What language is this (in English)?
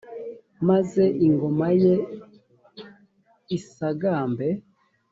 Kinyarwanda